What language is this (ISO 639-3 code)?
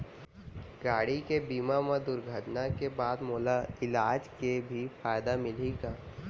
hne